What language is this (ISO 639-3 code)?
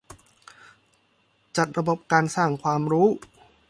tha